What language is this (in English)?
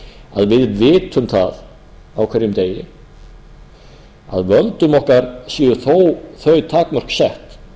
Icelandic